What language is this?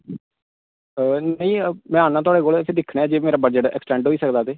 Dogri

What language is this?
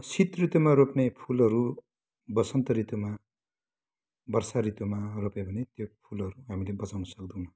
Nepali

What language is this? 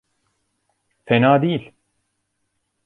Turkish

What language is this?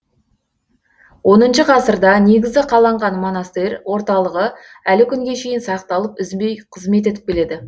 Kazakh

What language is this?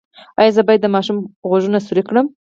Pashto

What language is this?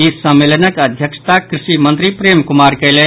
Maithili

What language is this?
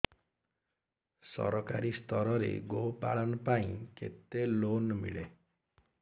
Odia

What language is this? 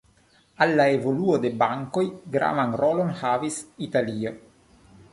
Esperanto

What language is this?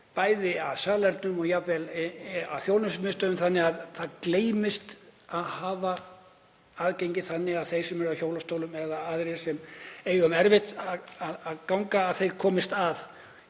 Icelandic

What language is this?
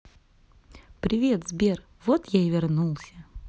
Russian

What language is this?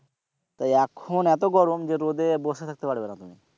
Bangla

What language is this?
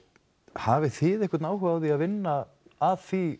Icelandic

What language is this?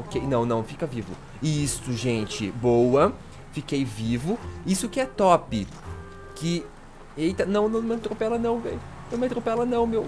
Portuguese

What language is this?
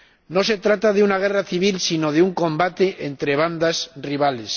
Spanish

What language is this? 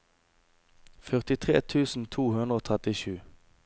Norwegian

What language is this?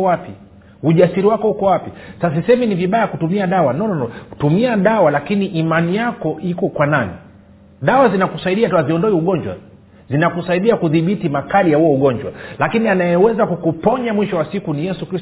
Swahili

